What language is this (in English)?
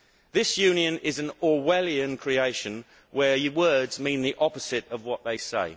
English